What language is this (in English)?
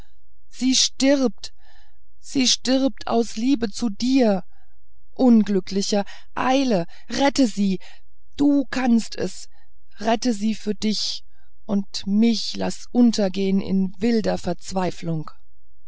German